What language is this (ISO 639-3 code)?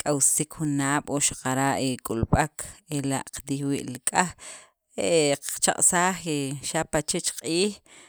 quv